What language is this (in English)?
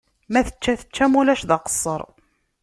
Kabyle